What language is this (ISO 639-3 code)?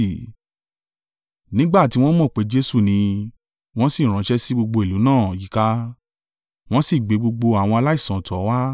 yor